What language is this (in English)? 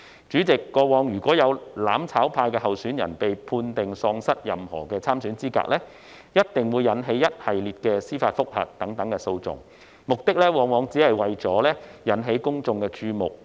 Cantonese